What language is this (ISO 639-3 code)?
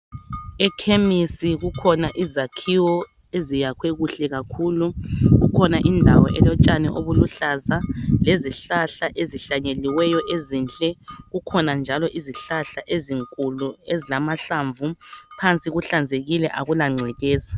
nde